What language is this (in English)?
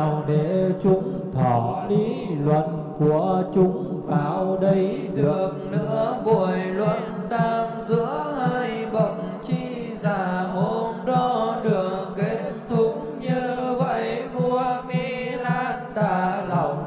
Vietnamese